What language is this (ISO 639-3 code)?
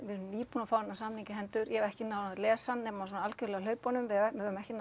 isl